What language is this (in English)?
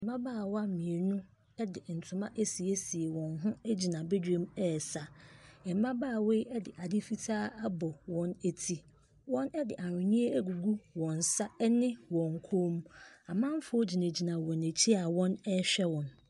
Akan